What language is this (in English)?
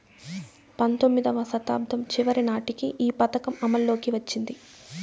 Telugu